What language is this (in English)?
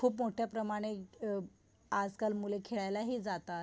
Marathi